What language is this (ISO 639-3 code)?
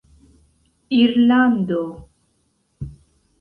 epo